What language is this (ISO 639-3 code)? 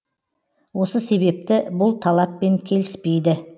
kaz